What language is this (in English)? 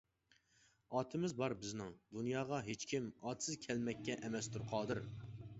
Uyghur